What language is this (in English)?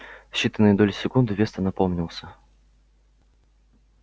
Russian